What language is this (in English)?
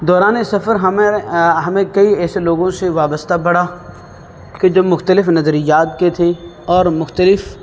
Urdu